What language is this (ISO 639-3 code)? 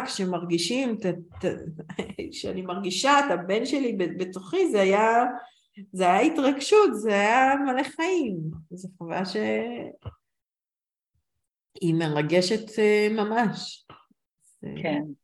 heb